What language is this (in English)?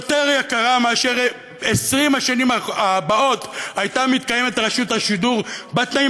Hebrew